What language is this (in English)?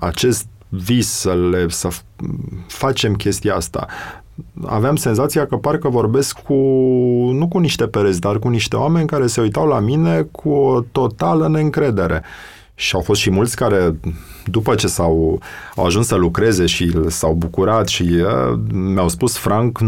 Romanian